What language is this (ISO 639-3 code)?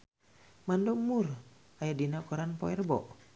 sun